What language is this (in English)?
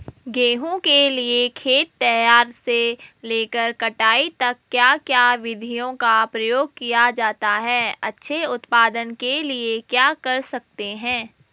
Hindi